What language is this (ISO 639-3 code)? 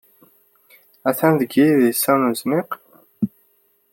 kab